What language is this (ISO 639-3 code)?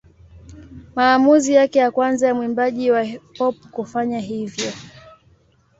swa